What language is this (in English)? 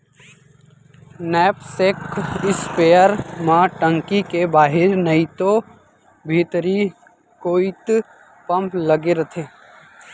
Chhattisgarhi